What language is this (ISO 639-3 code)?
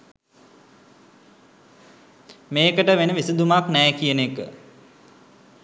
sin